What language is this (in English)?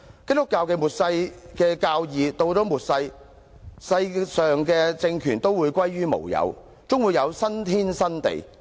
Cantonese